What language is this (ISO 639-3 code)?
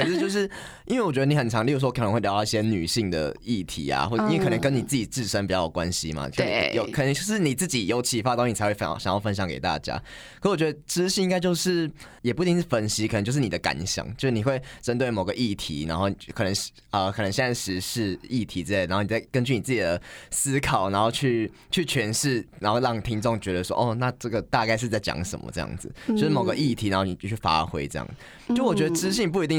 zho